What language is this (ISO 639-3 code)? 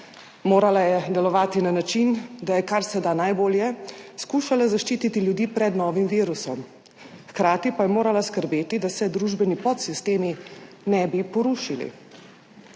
slv